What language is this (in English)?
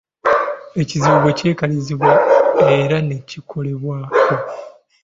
Ganda